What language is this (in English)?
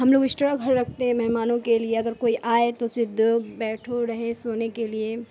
Urdu